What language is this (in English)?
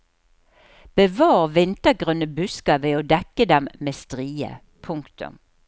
Norwegian